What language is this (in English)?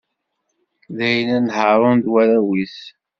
Kabyle